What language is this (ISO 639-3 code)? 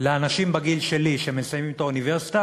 heb